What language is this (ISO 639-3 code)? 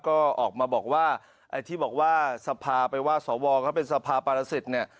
tha